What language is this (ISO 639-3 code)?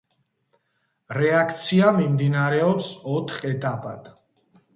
kat